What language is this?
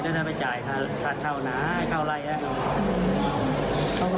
Thai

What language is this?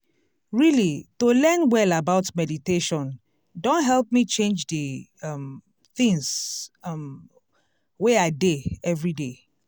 Nigerian Pidgin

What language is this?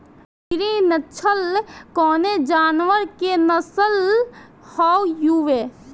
Bhojpuri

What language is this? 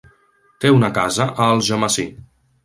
Catalan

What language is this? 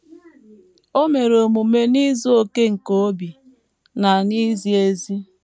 Igbo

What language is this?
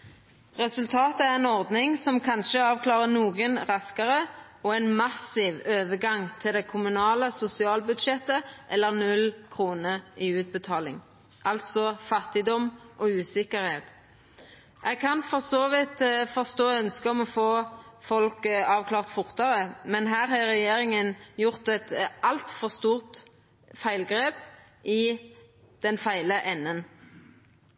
Norwegian Nynorsk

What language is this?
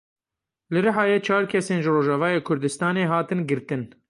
Kurdish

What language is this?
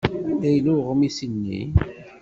Kabyle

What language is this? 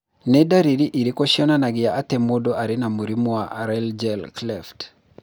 Kikuyu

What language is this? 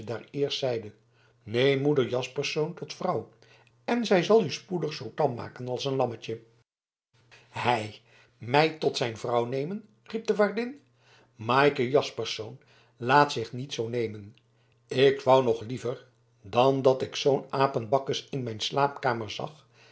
Dutch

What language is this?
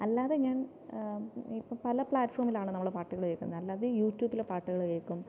Malayalam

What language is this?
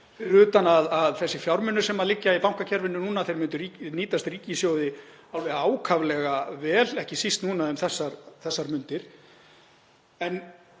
Icelandic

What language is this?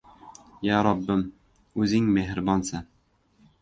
Uzbek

